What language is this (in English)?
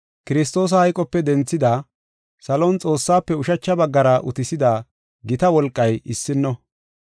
Gofa